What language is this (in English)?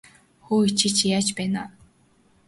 Mongolian